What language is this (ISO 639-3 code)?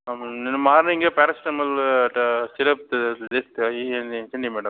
tel